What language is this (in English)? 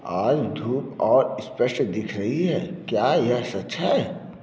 Hindi